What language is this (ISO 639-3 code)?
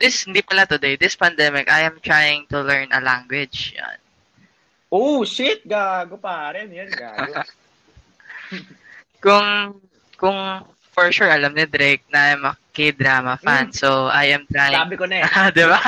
fil